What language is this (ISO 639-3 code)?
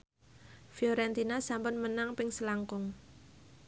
jav